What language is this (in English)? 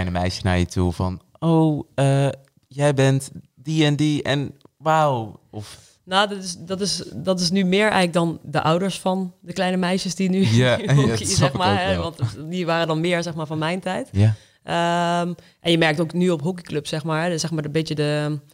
Dutch